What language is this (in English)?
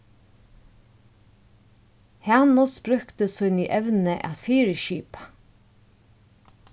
Faroese